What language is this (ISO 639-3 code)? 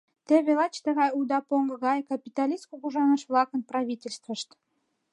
chm